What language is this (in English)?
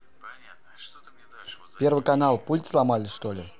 Russian